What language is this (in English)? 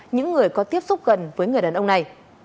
Vietnamese